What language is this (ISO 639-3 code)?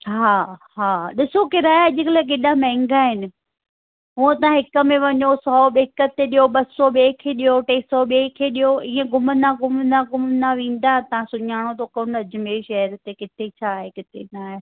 snd